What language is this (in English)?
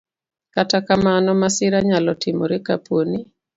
Luo (Kenya and Tanzania)